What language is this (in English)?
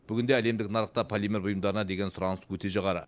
Kazakh